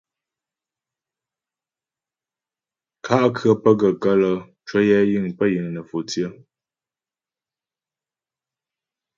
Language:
Ghomala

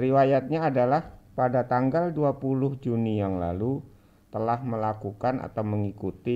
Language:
Indonesian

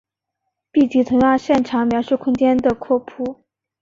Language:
Chinese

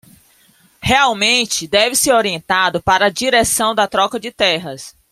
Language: Portuguese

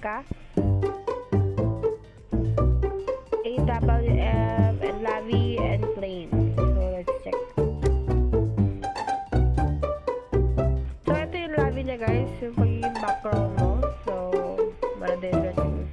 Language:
Dutch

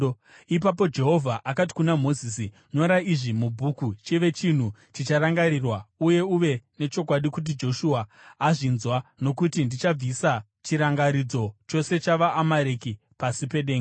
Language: Shona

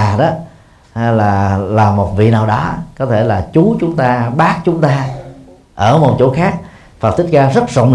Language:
Vietnamese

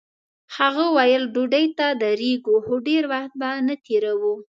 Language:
Pashto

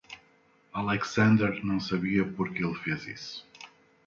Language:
Portuguese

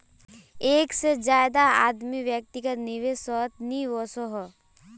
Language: Magahi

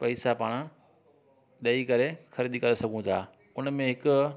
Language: Sindhi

